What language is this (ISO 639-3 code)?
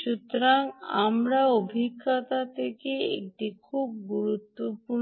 ben